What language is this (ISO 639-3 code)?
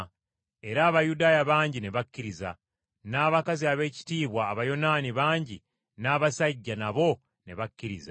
lug